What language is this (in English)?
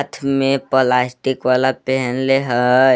Magahi